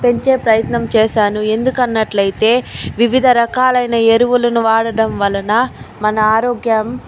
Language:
Telugu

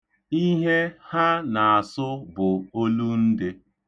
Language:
Igbo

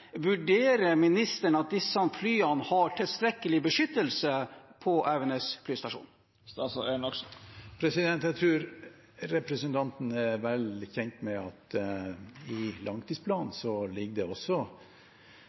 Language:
Norwegian Bokmål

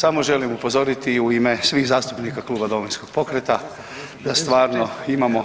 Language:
Croatian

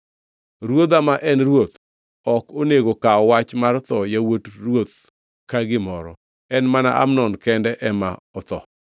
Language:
Luo (Kenya and Tanzania)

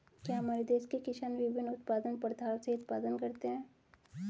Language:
Hindi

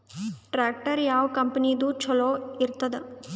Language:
Kannada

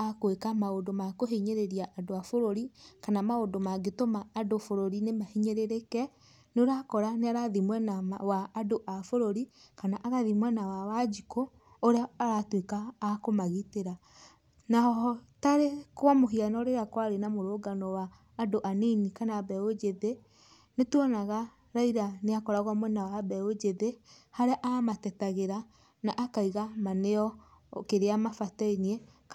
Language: Kikuyu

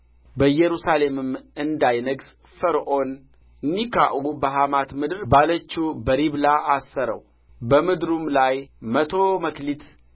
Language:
Amharic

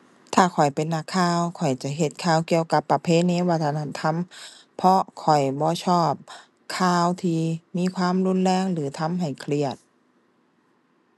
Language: Thai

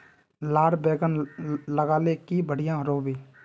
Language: Magahi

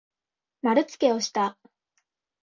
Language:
Japanese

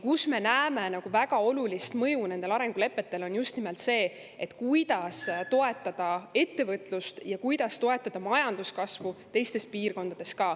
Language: Estonian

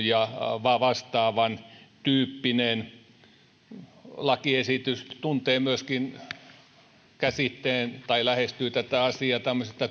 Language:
Finnish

